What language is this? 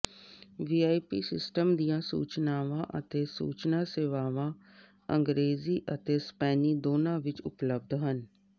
Punjabi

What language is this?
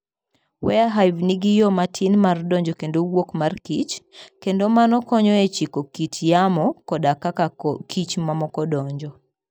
Luo (Kenya and Tanzania)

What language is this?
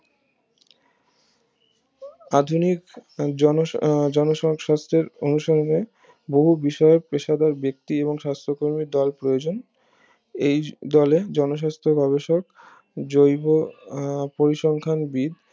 Bangla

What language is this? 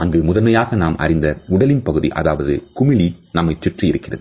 Tamil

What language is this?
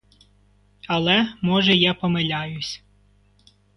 Ukrainian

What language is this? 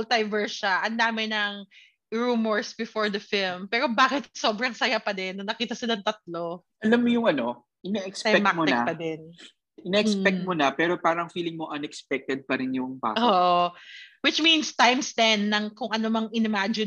Filipino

